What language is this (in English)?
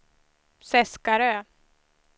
Swedish